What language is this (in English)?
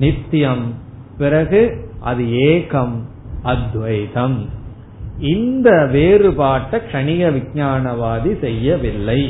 Tamil